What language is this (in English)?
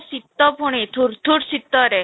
Odia